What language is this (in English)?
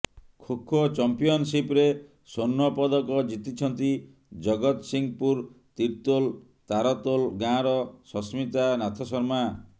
Odia